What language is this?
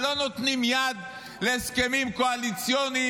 Hebrew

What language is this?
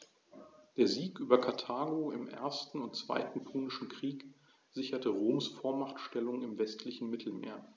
German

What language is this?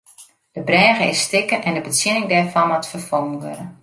Western Frisian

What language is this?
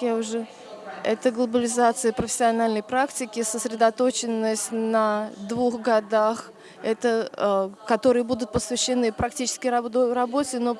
Russian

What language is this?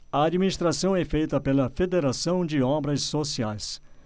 Portuguese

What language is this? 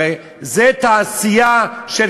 Hebrew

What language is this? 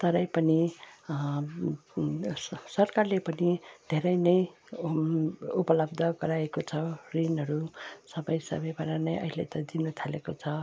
Nepali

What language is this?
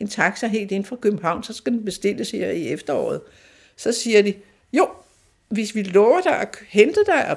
Danish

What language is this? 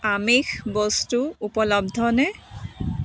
Assamese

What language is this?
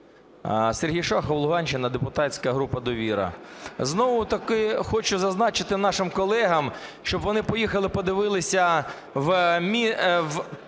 Ukrainian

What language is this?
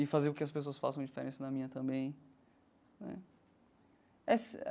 Portuguese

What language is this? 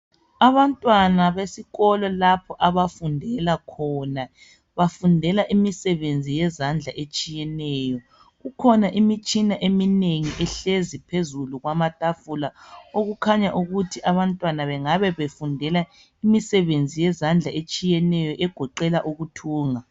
North Ndebele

